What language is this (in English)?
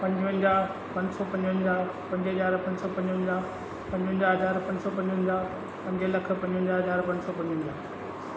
Sindhi